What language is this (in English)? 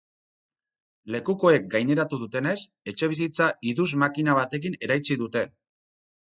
Basque